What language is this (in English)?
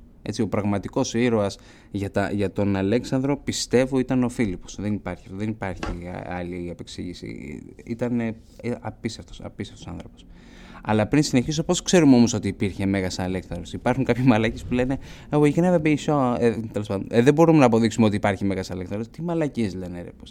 Greek